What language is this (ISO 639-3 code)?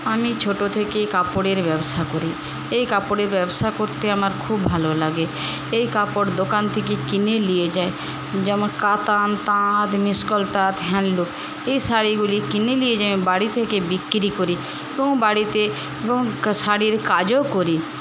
ben